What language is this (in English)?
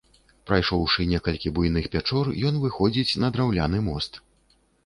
Belarusian